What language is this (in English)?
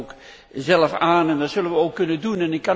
Dutch